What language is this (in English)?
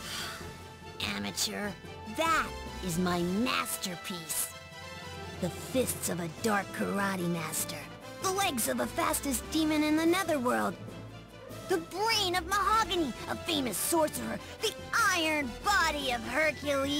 English